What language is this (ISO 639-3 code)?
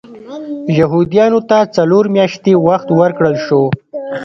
pus